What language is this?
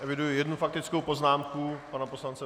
Czech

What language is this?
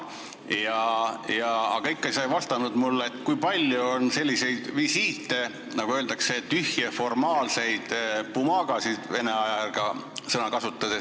Estonian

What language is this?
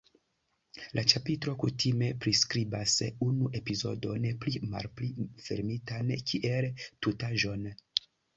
Esperanto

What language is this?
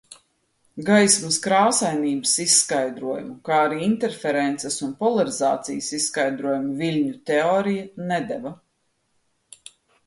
Latvian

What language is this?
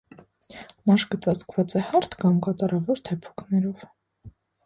Armenian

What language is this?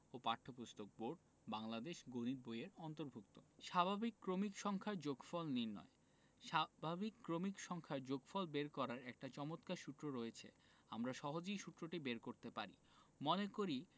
Bangla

